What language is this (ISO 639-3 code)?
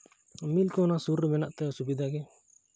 sat